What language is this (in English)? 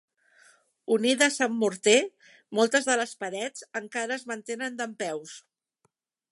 Catalan